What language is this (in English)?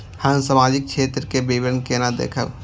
Maithili